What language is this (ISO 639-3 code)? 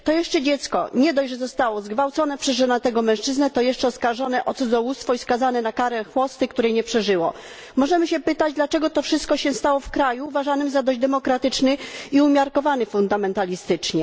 pol